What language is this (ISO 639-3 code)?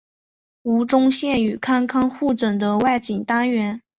zho